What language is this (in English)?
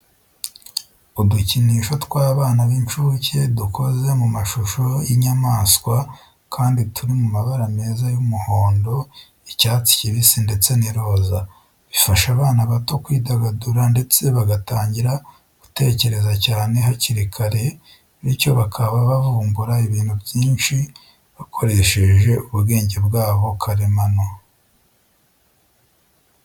Kinyarwanda